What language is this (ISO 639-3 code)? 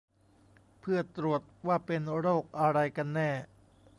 tha